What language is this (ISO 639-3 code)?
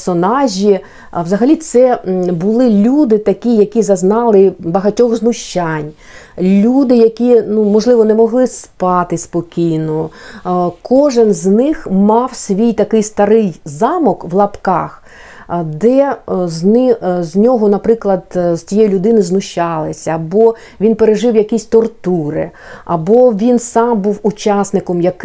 ukr